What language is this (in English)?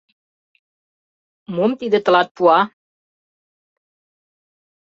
Mari